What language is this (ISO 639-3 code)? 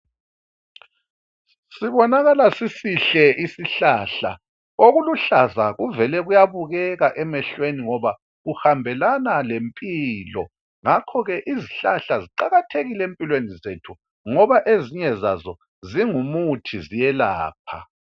nde